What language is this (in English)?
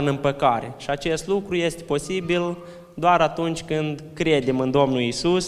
Romanian